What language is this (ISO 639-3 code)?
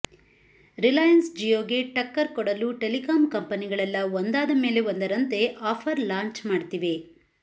kan